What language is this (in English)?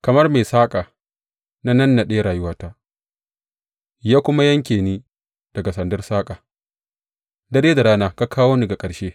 Hausa